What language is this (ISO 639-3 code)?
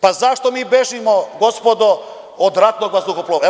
srp